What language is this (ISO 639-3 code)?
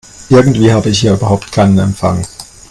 deu